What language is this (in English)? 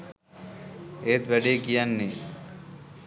Sinhala